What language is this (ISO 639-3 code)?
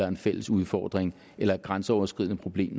dan